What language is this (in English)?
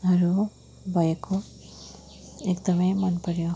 Nepali